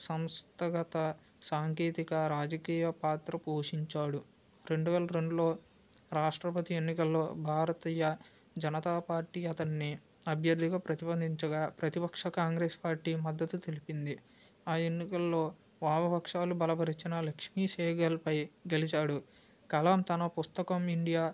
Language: Telugu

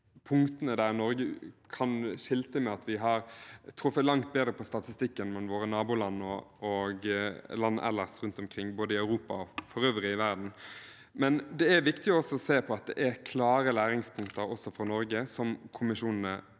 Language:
Norwegian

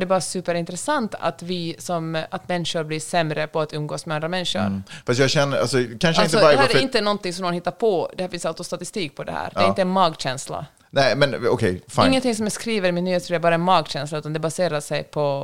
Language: Swedish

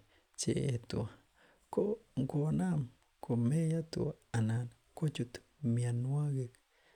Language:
Kalenjin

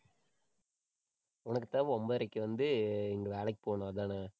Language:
Tamil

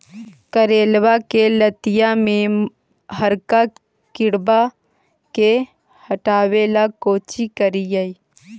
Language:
Magahi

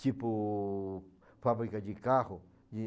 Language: Portuguese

